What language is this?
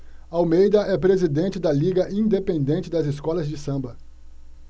Portuguese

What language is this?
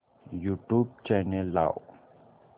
Marathi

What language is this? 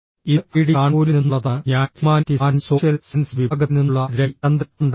Malayalam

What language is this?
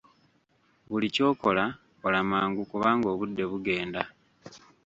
Ganda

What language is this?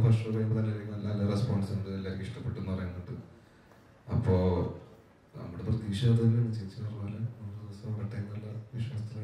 Malayalam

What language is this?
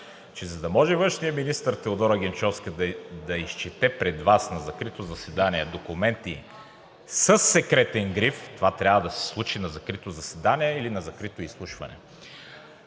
Bulgarian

